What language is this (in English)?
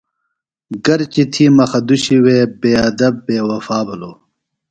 Phalura